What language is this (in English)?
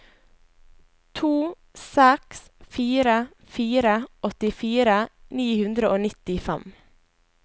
Norwegian